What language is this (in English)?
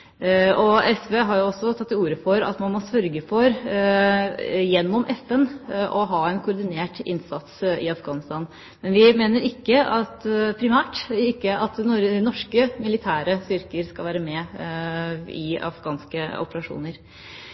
Norwegian Bokmål